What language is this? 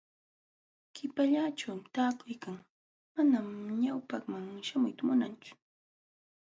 Jauja Wanca Quechua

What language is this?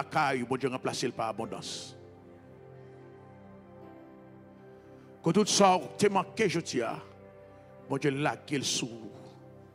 French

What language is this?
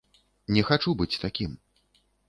Belarusian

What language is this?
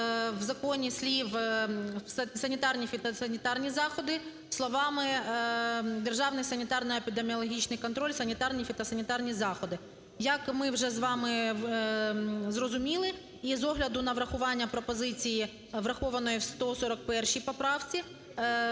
Ukrainian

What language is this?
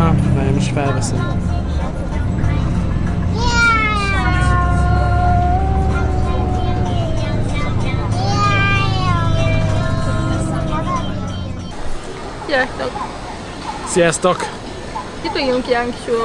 Hungarian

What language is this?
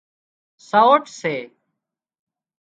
Wadiyara Koli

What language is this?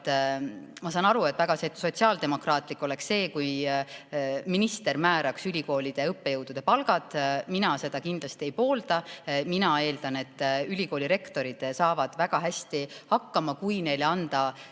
Estonian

